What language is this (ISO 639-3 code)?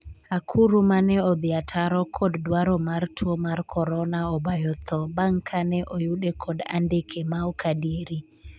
luo